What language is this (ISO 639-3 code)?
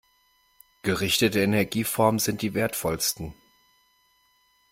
deu